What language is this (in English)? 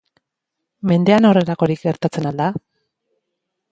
Basque